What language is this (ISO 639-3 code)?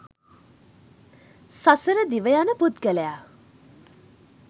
sin